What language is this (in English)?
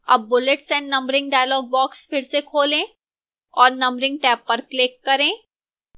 Hindi